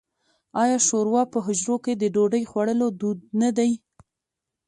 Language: Pashto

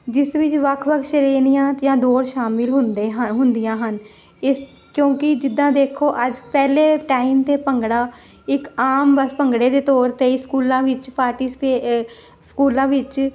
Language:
Punjabi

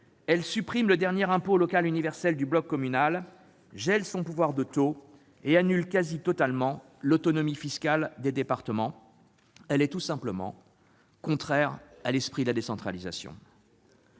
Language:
French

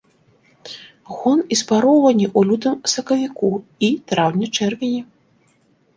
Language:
Belarusian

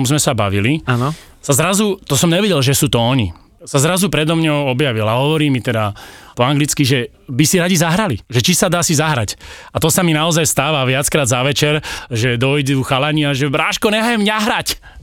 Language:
Slovak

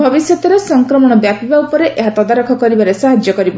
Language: Odia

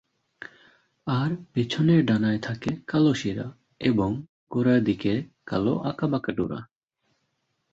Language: Bangla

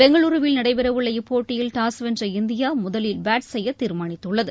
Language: Tamil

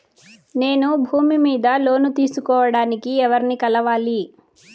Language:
Telugu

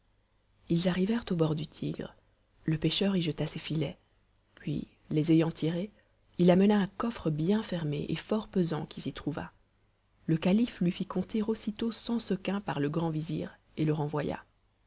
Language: French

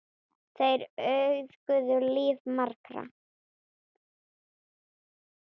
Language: Icelandic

